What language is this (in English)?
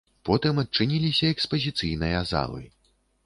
Belarusian